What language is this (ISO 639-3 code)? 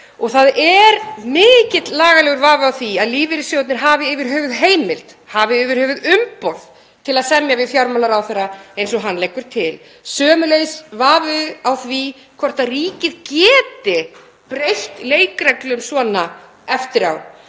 isl